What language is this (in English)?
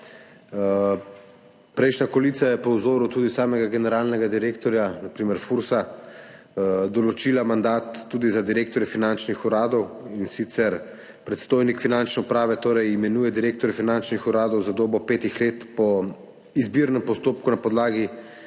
Slovenian